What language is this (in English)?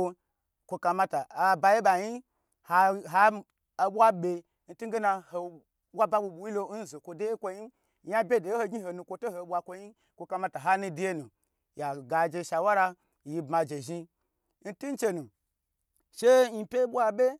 Gbagyi